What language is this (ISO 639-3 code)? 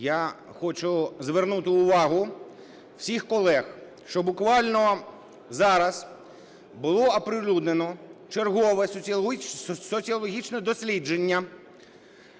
ukr